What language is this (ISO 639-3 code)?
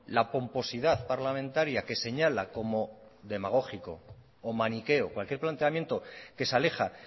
spa